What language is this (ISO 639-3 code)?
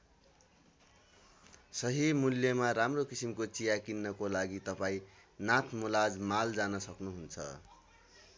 nep